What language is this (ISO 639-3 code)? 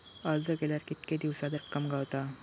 mar